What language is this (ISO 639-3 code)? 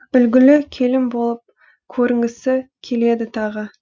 kaz